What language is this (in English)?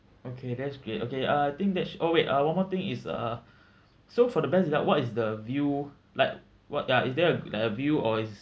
English